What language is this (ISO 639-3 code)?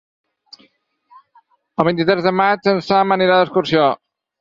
cat